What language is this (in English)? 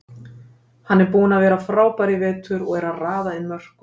Icelandic